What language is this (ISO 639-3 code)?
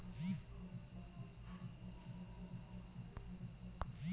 ben